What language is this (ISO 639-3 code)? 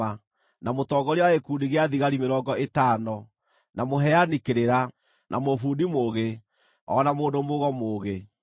kik